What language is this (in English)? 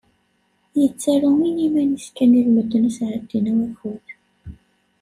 Kabyle